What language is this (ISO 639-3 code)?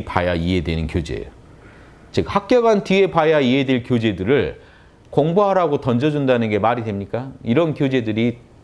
kor